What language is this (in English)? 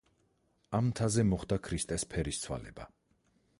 Georgian